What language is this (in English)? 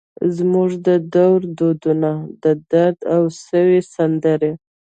Pashto